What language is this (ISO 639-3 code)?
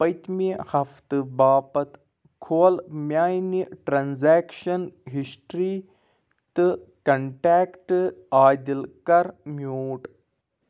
kas